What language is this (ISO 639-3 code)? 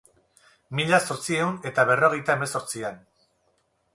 eus